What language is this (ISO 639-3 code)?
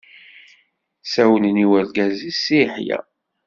kab